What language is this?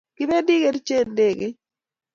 Kalenjin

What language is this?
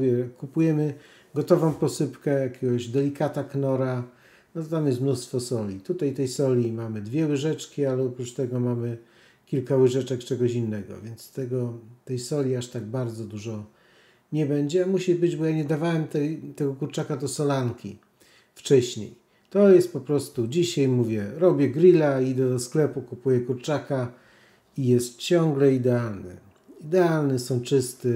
Polish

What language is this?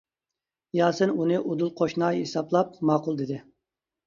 Uyghur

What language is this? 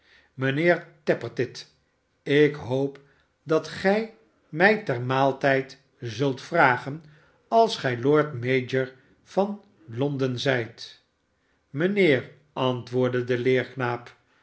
Dutch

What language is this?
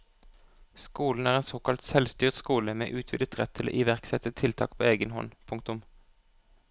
Norwegian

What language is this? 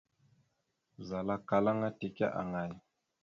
Mada (Cameroon)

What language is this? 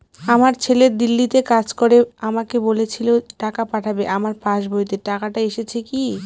Bangla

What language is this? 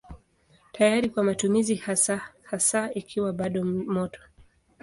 Swahili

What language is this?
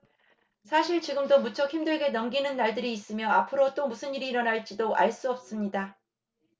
Korean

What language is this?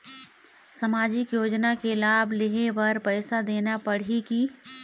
Chhattisgarhi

